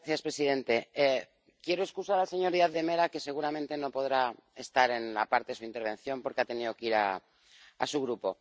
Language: Spanish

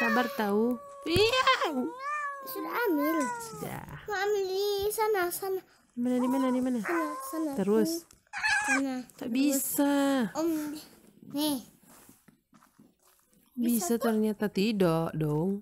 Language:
Indonesian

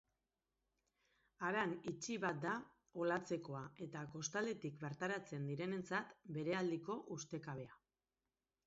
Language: Basque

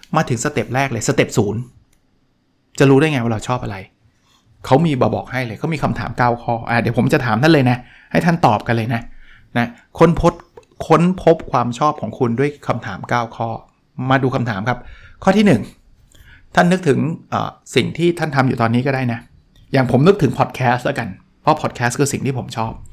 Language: Thai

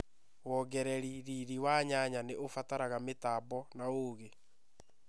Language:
Kikuyu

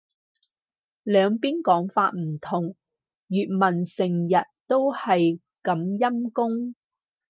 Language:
Cantonese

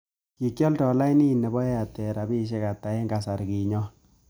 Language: Kalenjin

